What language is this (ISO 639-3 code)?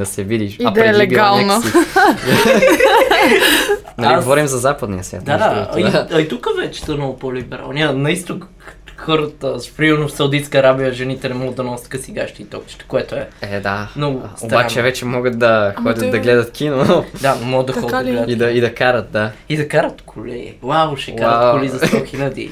bul